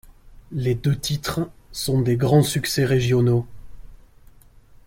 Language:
French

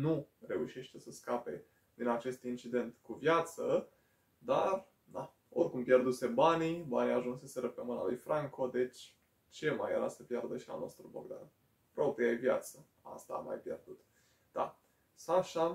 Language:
Romanian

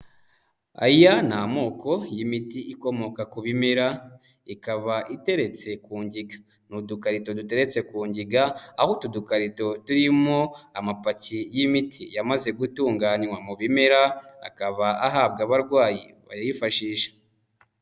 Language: Kinyarwanda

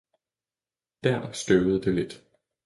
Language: Danish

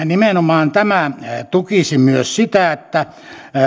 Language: Finnish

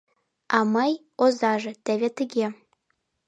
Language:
Mari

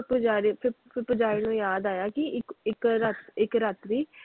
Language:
Punjabi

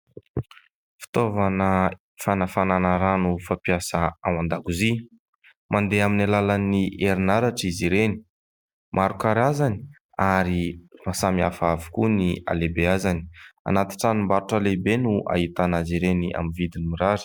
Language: Malagasy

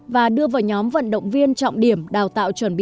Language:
Vietnamese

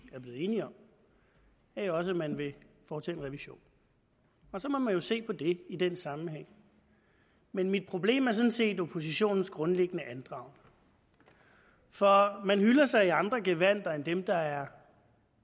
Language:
Danish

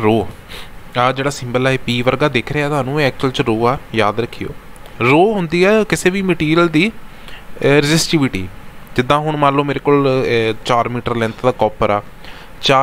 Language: Hindi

